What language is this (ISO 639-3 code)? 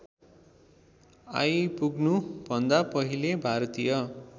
nep